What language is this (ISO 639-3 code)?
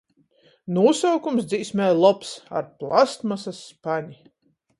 ltg